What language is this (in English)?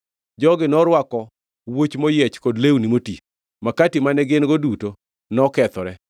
Luo (Kenya and Tanzania)